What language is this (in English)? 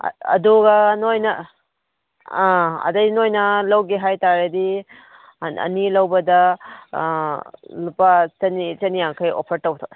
Manipuri